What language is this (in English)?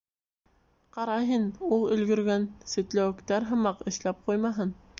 Bashkir